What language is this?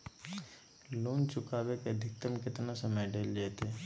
Magahi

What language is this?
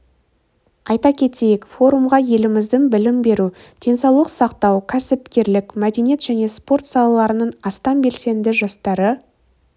Kazakh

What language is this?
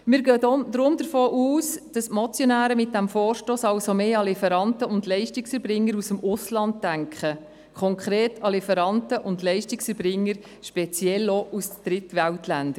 Swiss German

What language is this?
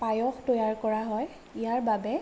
Assamese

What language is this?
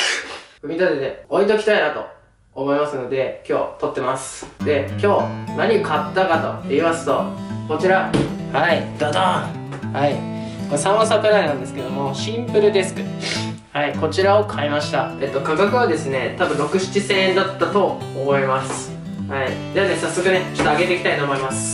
Japanese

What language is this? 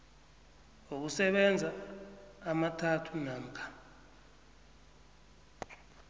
South Ndebele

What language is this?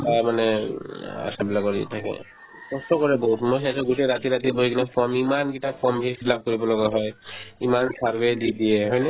Assamese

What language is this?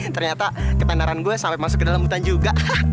Indonesian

